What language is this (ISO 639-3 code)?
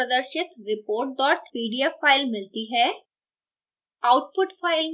hin